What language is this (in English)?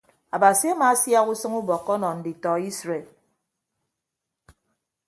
Ibibio